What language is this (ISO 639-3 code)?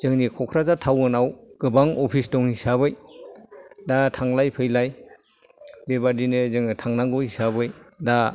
brx